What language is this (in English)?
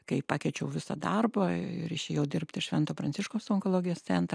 Lithuanian